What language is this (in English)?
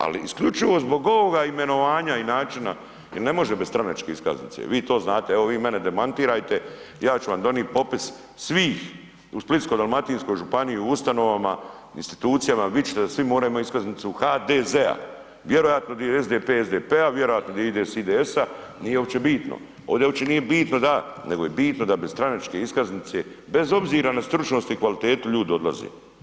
Croatian